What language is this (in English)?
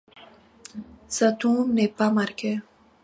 French